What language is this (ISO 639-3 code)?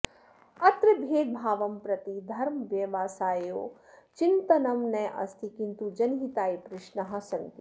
san